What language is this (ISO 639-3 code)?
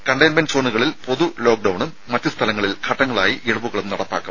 mal